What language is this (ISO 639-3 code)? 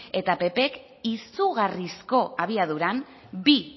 eus